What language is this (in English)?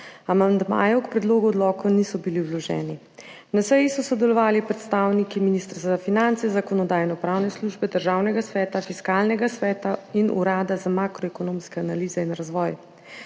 Slovenian